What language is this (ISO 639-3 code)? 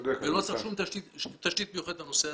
heb